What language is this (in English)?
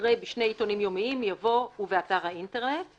Hebrew